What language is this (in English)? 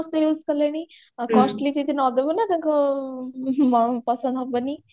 Odia